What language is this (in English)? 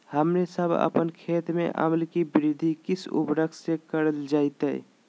Magahi